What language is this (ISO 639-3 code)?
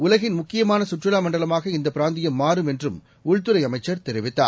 tam